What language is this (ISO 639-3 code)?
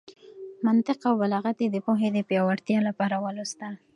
pus